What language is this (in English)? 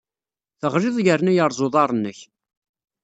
Kabyle